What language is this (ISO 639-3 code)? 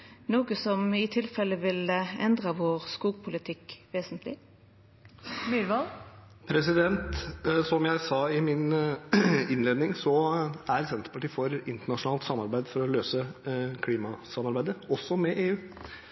nor